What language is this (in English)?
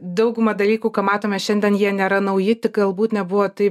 Lithuanian